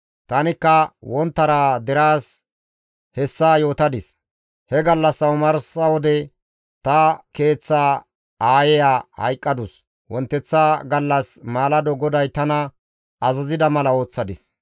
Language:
Gamo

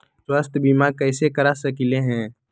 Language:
Magahi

